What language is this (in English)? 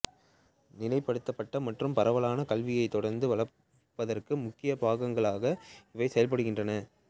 Tamil